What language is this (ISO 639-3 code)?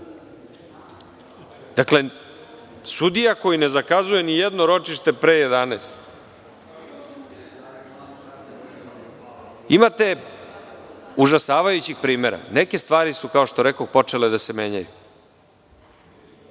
srp